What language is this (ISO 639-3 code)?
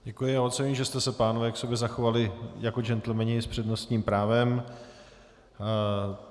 ces